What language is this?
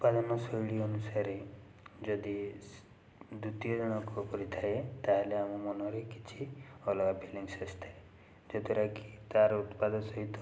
Odia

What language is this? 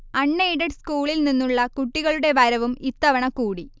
Malayalam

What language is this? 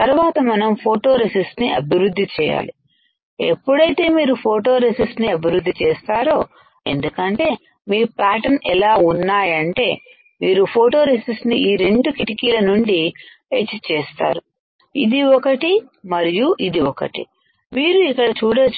Telugu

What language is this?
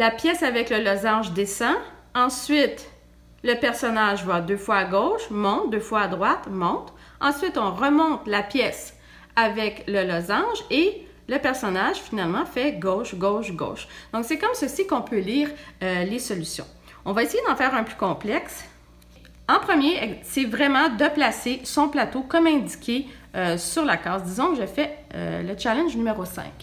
French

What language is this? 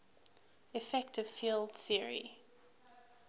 English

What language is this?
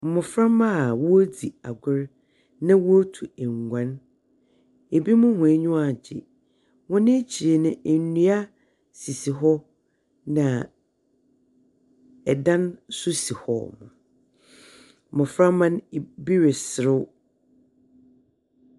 Akan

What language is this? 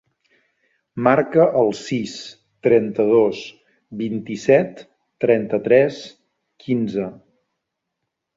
Catalan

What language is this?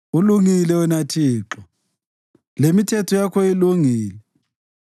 North Ndebele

